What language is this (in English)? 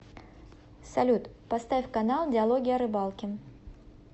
Russian